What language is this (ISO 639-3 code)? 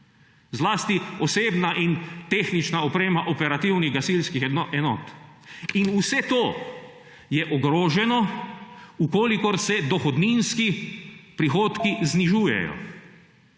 slv